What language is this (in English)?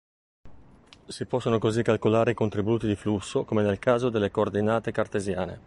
Italian